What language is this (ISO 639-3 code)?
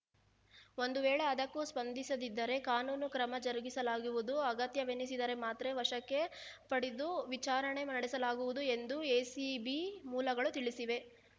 kan